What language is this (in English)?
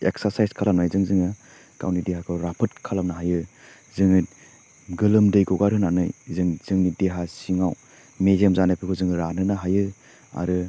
Bodo